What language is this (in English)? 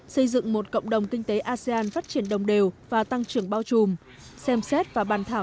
Vietnamese